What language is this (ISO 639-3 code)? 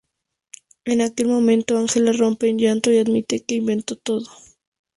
spa